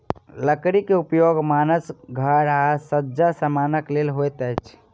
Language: Maithili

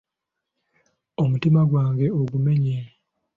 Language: Ganda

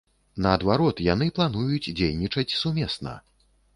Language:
Belarusian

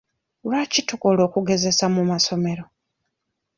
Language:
Ganda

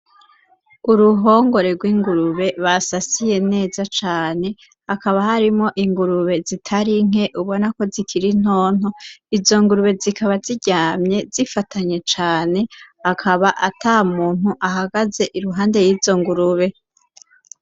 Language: Rundi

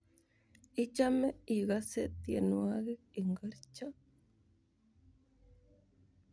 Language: Kalenjin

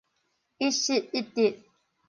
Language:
Min Nan Chinese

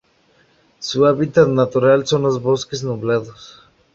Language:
Spanish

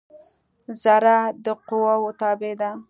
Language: Pashto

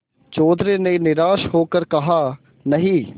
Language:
Hindi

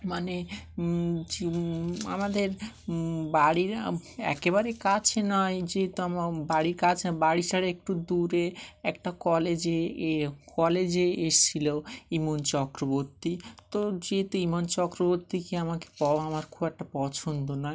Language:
Bangla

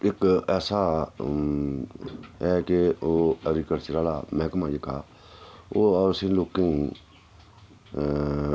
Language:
Dogri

